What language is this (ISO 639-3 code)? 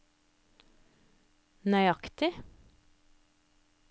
nor